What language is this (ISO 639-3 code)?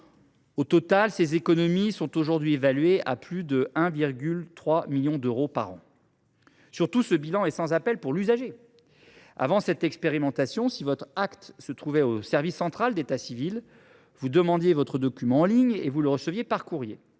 fra